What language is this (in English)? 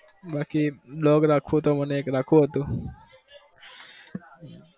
Gujarati